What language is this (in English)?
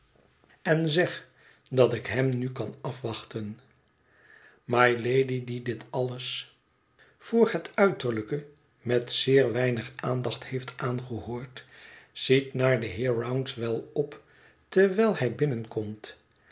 Dutch